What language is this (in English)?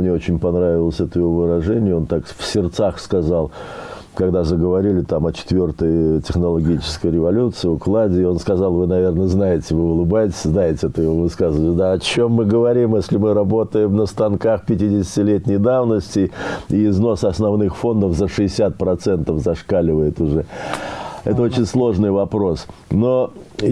Russian